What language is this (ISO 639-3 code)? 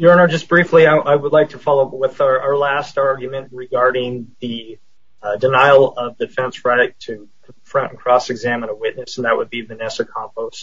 eng